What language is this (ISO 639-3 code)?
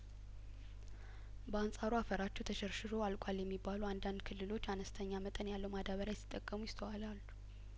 amh